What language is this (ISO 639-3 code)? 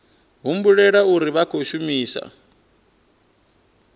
ven